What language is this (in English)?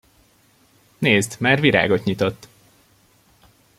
Hungarian